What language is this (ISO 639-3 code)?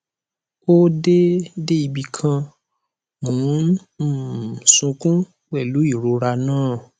yor